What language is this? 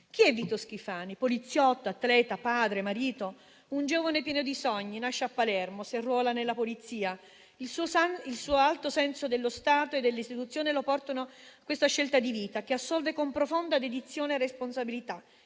Italian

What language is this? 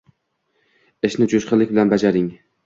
Uzbek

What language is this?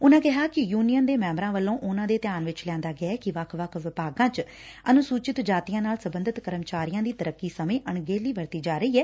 Punjabi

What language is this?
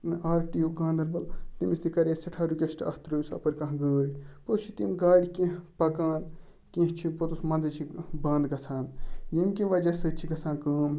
Kashmiri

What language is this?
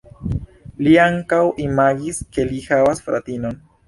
Esperanto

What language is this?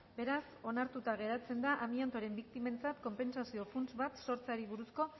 Basque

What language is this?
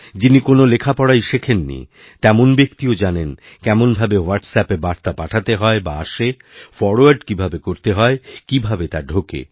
Bangla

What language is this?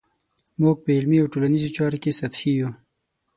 Pashto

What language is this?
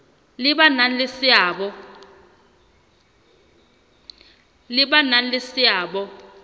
Southern Sotho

